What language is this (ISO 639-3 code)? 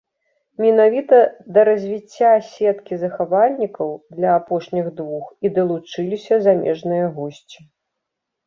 bel